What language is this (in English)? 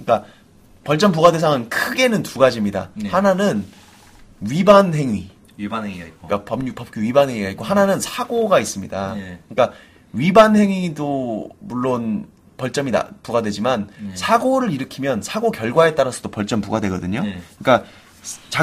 Korean